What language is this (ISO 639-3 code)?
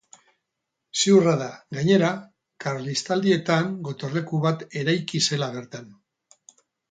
eus